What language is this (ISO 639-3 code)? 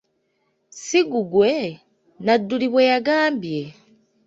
lug